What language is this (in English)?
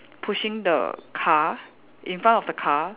English